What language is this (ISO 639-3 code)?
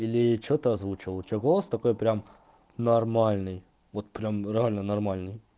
rus